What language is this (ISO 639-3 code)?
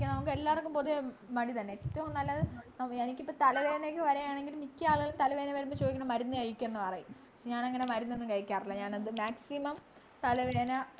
mal